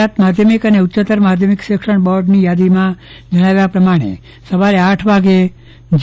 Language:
Gujarati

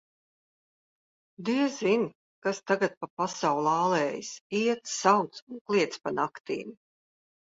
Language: Latvian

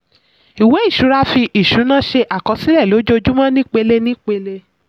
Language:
Yoruba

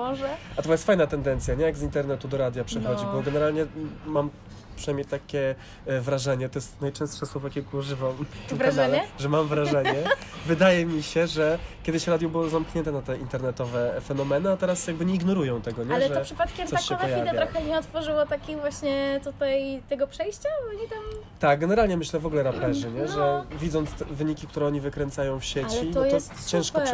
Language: Polish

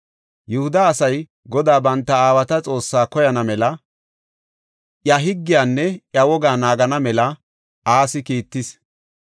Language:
Gofa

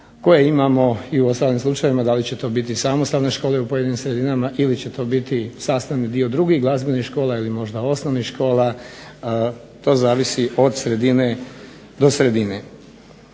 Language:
Croatian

